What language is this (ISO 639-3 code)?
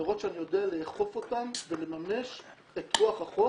heb